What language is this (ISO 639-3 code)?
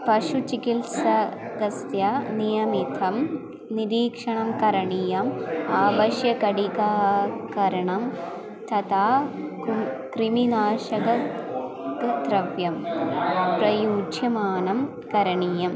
san